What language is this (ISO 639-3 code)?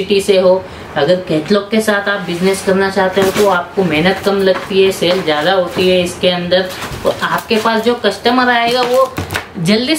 hin